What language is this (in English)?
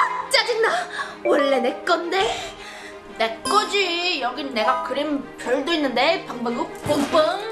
Korean